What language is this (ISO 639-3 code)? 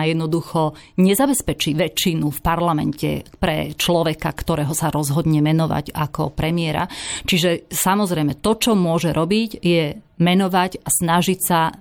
slk